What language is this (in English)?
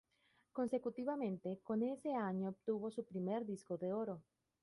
Spanish